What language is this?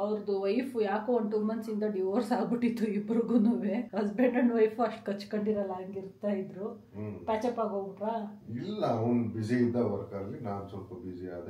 Kannada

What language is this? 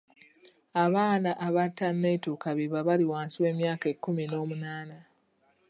Ganda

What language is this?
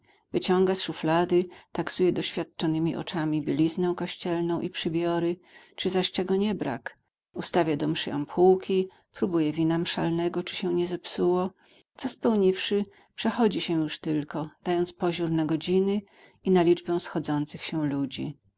Polish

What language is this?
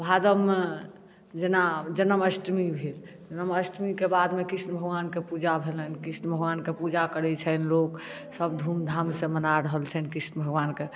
Maithili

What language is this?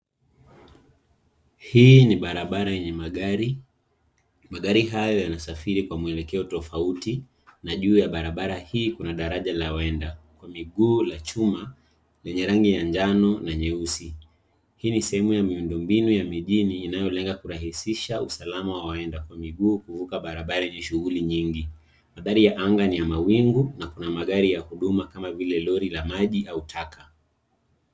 Swahili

